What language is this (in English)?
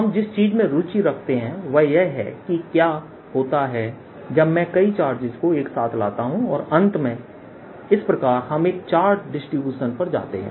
Hindi